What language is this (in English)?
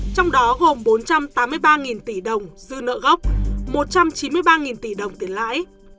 Vietnamese